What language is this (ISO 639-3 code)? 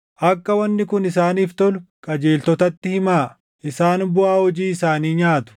orm